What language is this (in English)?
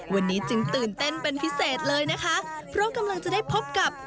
Thai